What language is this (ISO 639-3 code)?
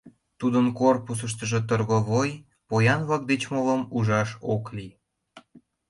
chm